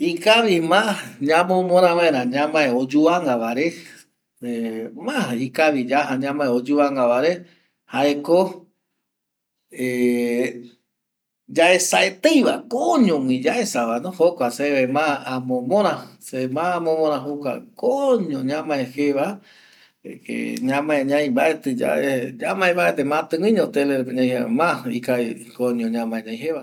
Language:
Eastern Bolivian Guaraní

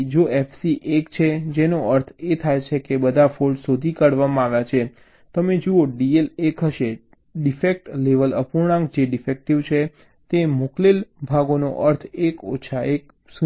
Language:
Gujarati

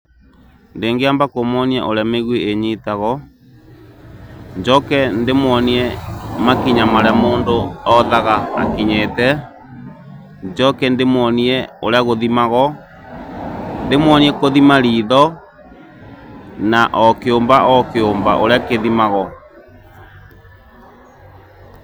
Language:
Kikuyu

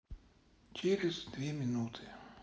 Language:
Russian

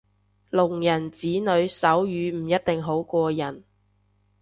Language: Cantonese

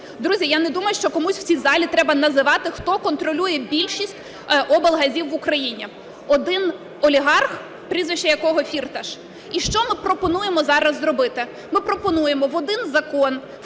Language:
Ukrainian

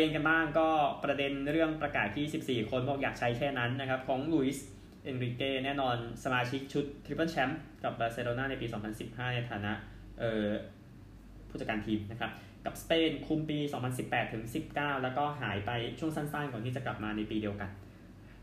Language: Thai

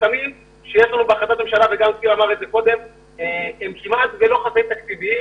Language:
Hebrew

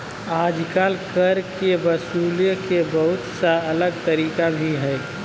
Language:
Magahi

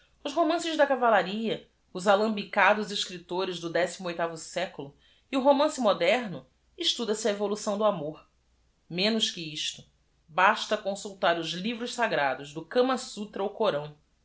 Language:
Portuguese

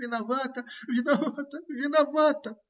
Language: Russian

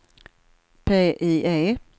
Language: Swedish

